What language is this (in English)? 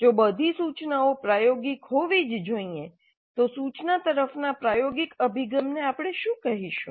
Gujarati